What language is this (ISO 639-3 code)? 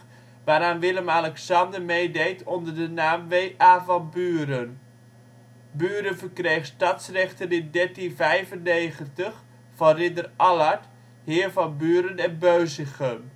nld